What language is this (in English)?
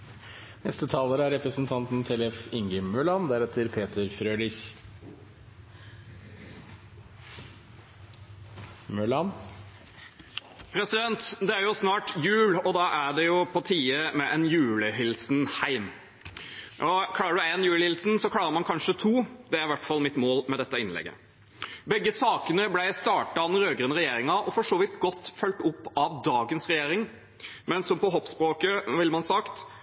Norwegian Bokmål